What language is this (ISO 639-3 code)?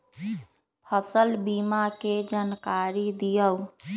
mag